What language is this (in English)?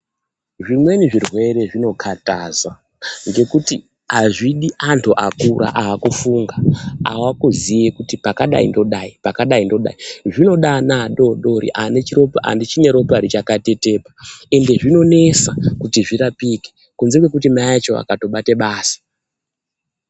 Ndau